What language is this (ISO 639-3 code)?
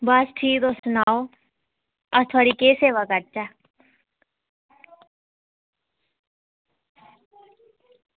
doi